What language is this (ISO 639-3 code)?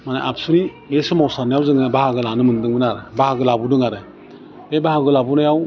brx